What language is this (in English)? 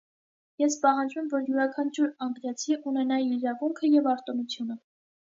Armenian